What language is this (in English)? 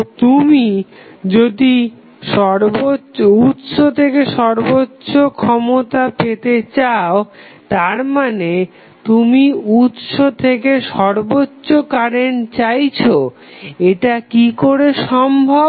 Bangla